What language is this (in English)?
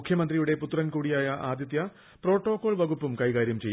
Malayalam